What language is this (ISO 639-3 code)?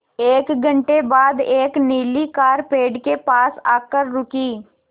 hin